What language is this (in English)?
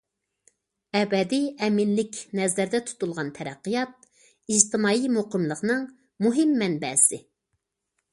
Uyghur